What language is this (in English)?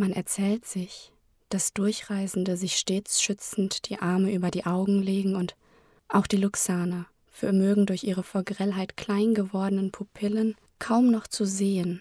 German